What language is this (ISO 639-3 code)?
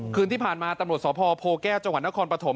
tha